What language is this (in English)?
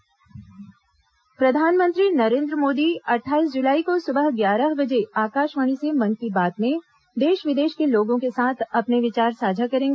Hindi